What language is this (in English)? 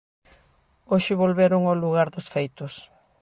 Galician